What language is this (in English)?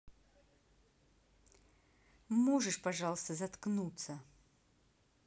Russian